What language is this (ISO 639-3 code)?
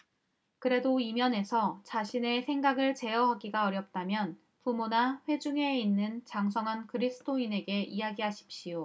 kor